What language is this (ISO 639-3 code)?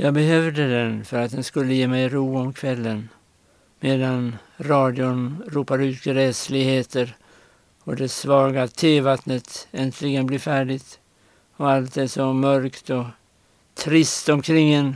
swe